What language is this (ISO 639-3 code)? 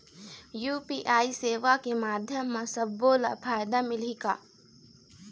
hne